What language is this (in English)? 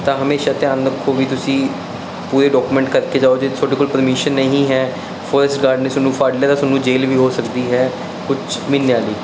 Punjabi